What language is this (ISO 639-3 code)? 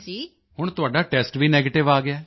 pan